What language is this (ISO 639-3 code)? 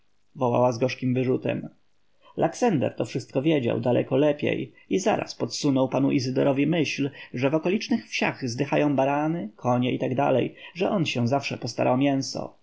pol